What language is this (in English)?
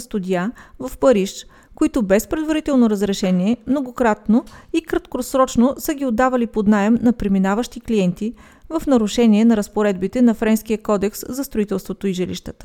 Bulgarian